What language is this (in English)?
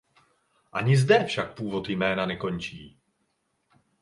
Czech